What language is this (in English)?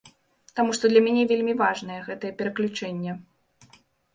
Belarusian